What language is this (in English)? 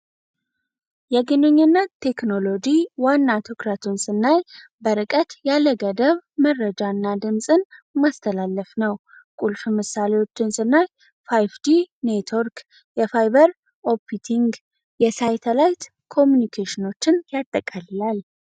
Amharic